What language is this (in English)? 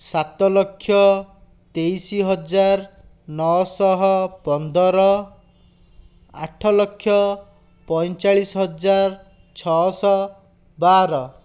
Odia